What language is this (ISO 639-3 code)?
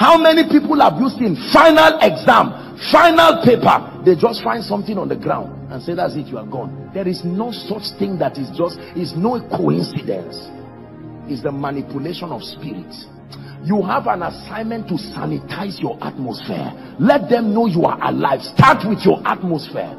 eng